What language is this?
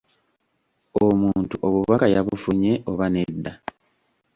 Ganda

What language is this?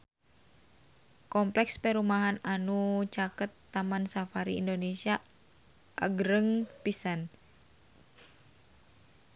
Sundanese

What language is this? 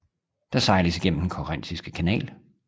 Danish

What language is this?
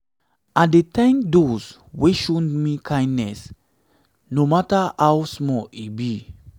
Nigerian Pidgin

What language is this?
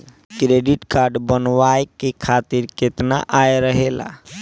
Bhojpuri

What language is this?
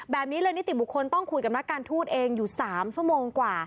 Thai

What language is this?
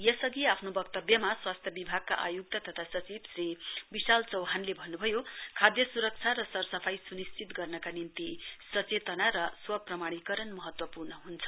Nepali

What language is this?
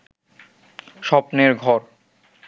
Bangla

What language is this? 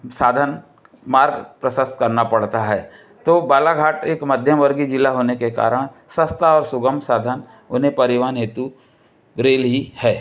Hindi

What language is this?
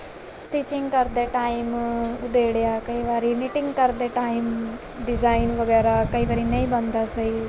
Punjabi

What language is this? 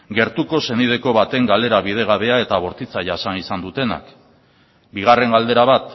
Basque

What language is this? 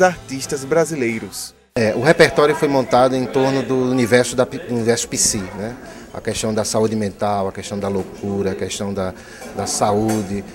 Portuguese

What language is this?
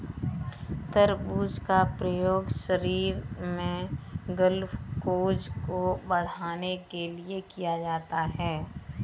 Hindi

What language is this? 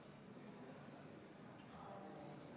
Estonian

